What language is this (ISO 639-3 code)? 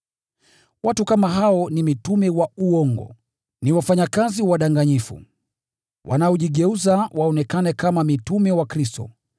swa